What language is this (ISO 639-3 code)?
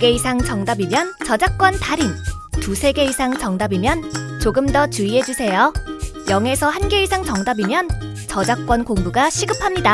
kor